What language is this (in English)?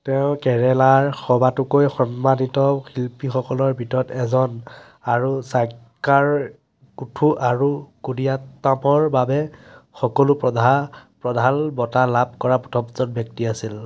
Assamese